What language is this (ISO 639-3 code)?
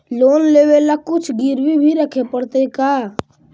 mag